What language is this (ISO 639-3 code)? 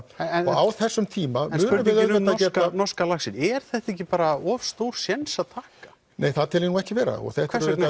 isl